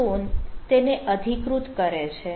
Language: Gujarati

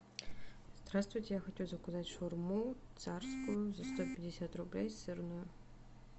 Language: Russian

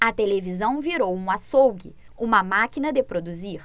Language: Portuguese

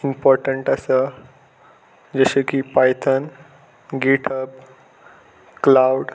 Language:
Konkani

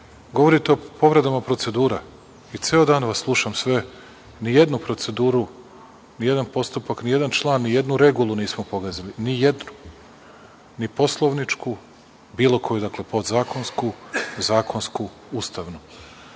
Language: Serbian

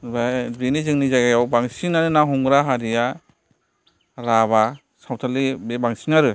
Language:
Bodo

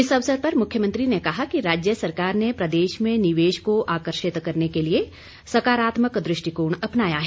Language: Hindi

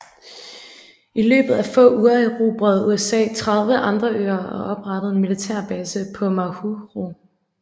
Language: Danish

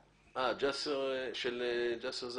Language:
Hebrew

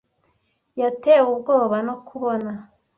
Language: Kinyarwanda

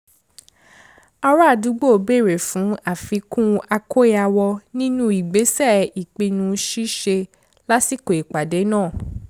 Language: Yoruba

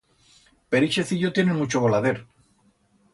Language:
Aragonese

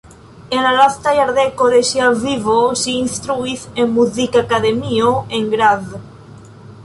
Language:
Esperanto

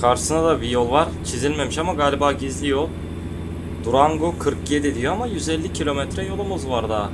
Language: Turkish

